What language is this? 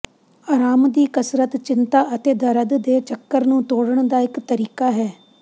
Punjabi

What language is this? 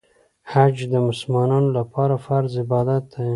Pashto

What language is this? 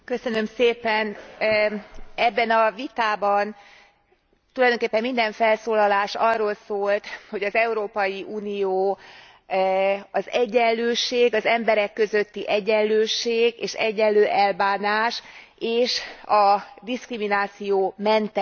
Hungarian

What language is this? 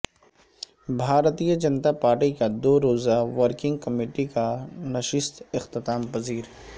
Urdu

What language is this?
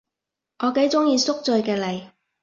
Cantonese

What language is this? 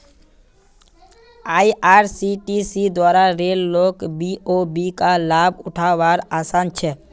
Magahi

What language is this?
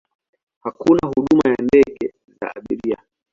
Swahili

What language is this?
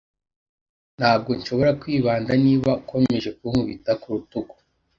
Kinyarwanda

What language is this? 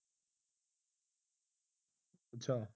Punjabi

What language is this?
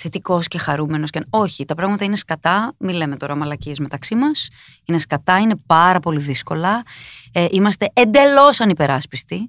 Greek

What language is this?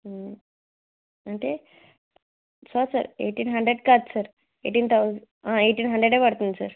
Telugu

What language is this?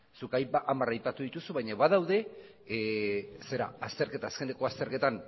Basque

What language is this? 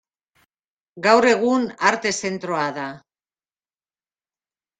Basque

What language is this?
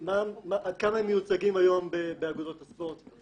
Hebrew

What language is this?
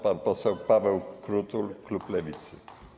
Polish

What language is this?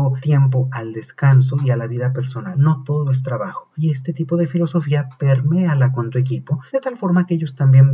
Spanish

